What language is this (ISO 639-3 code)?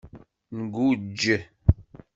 kab